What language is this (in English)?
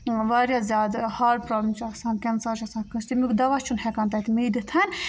Kashmiri